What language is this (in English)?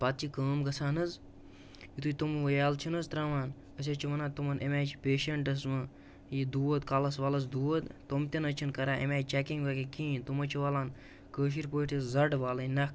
Kashmiri